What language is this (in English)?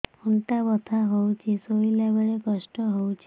Odia